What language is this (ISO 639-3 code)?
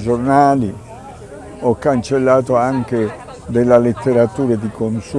ita